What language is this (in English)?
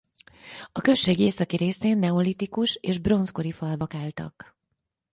Hungarian